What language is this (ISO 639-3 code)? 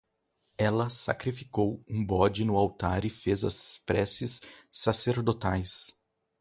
por